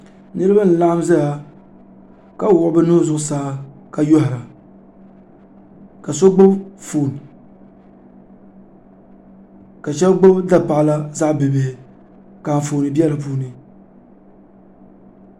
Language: Dagbani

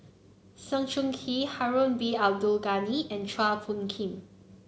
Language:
English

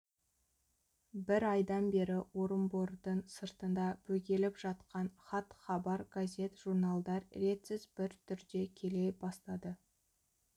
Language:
Kazakh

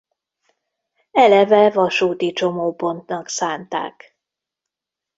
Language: Hungarian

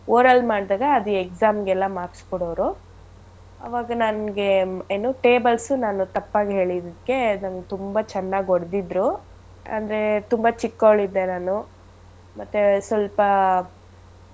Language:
Kannada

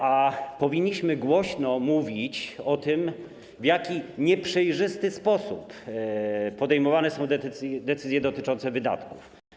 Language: Polish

